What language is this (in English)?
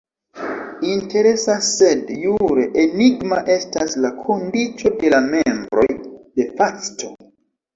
Esperanto